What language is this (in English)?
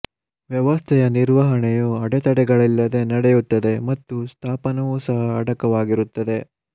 Kannada